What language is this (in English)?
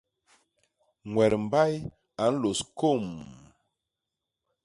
Basaa